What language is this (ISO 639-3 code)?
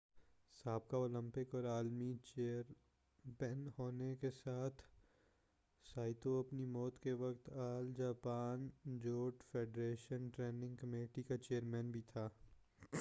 urd